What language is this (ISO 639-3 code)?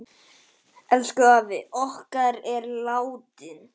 isl